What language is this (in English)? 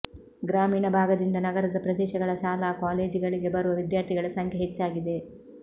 Kannada